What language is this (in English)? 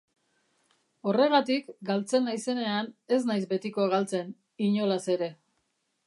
Basque